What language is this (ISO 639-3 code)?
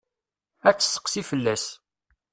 kab